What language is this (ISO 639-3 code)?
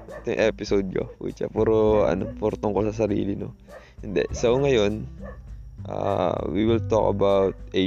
fil